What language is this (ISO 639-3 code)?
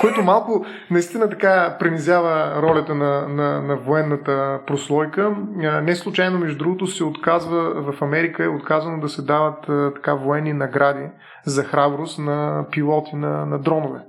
bul